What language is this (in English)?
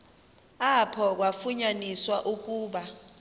Xhosa